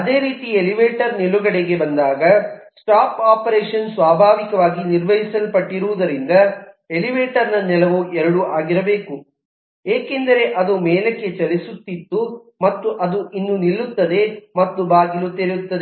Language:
Kannada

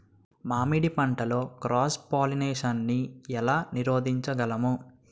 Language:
Telugu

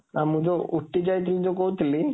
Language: Odia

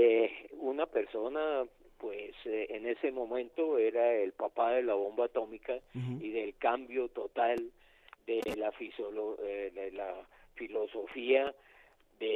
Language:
Spanish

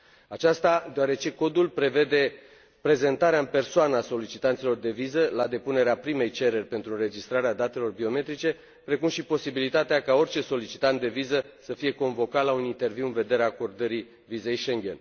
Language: Romanian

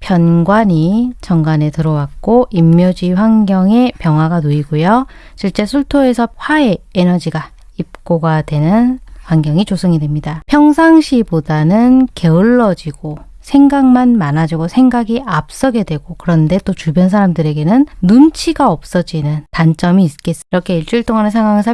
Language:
Korean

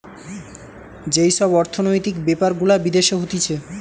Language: Bangla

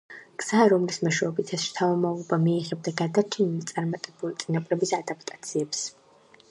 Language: Georgian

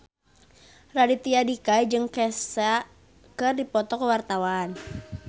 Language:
Sundanese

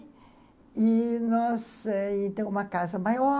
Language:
Portuguese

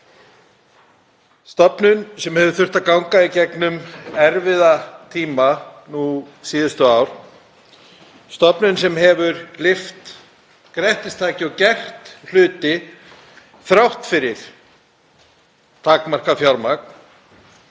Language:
Icelandic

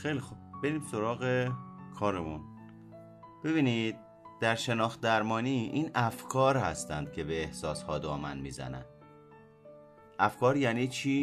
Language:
Persian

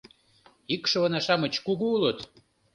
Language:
Mari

